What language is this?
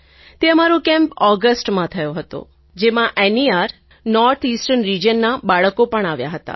Gujarati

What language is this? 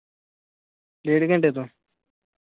Punjabi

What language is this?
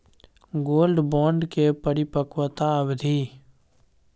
Maithili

